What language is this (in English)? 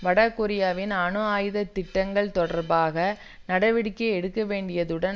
Tamil